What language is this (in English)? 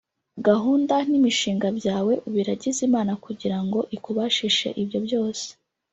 Kinyarwanda